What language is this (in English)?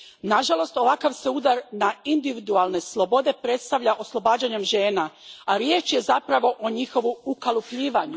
Croatian